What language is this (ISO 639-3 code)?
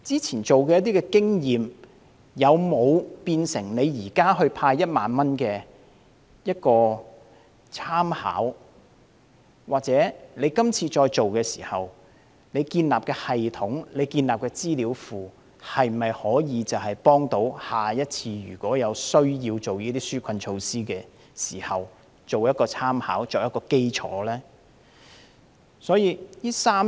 yue